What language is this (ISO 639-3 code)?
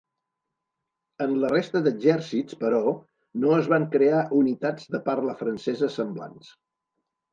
cat